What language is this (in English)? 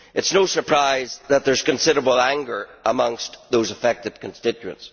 English